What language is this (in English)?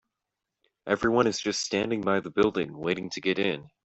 English